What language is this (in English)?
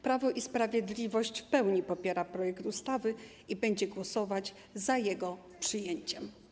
Polish